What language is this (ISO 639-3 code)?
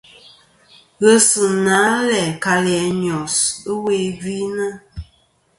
bkm